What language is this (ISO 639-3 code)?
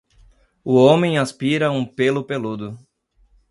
por